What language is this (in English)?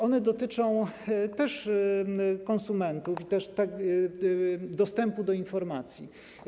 Polish